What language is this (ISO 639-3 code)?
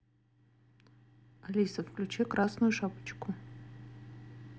rus